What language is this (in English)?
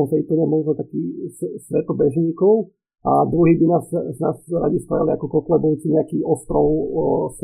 Slovak